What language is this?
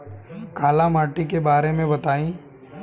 Bhojpuri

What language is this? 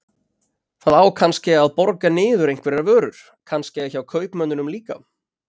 Icelandic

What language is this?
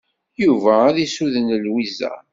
Kabyle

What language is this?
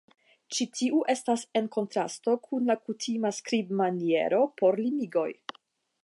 Esperanto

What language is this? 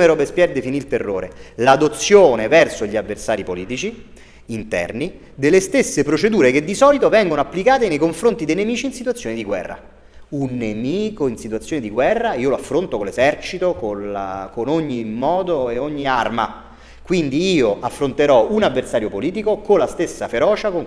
Italian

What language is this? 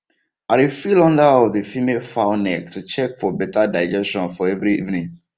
Nigerian Pidgin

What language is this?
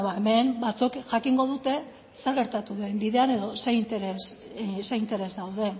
Basque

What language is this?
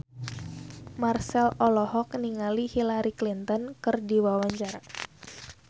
Sundanese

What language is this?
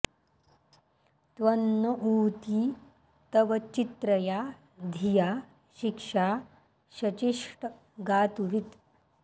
Sanskrit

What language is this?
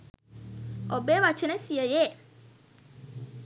Sinhala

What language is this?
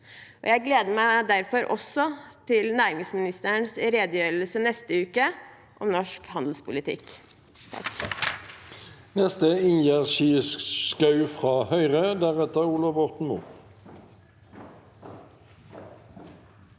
Norwegian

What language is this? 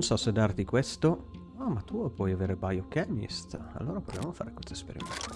Italian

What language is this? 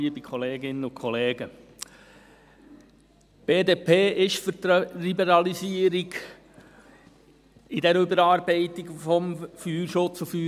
Swiss German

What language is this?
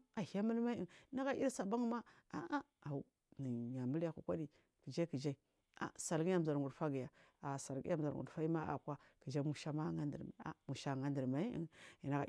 Marghi South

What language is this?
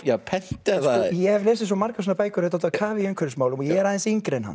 Icelandic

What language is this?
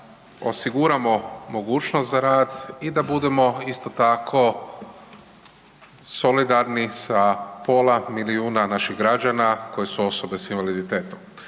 Croatian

